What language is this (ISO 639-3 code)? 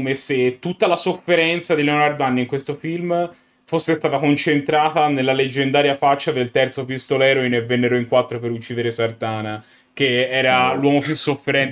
ita